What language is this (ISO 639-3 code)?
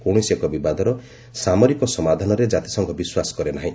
ori